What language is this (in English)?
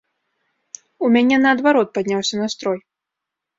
Belarusian